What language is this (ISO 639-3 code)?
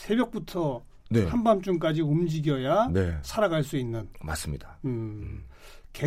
kor